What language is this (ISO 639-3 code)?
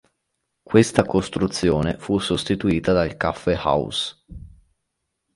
ita